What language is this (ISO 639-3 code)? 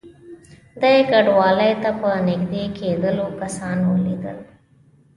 pus